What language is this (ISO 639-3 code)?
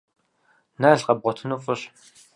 kbd